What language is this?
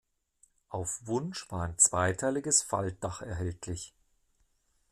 German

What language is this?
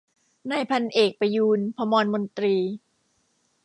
Thai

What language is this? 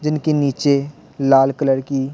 Hindi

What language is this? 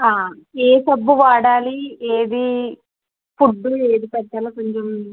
Telugu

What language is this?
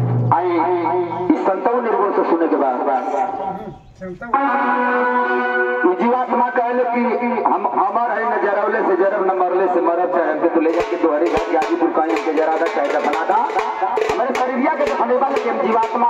Punjabi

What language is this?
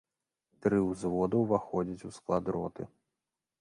Belarusian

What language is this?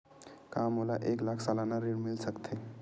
Chhattisgarhi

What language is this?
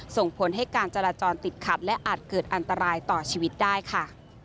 Thai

